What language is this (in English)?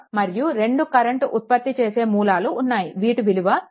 Telugu